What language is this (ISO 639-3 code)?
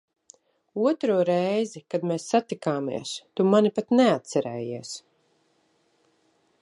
lav